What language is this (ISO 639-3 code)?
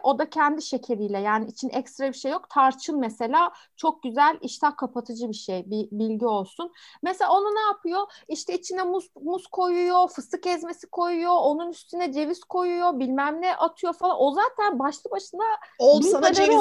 tur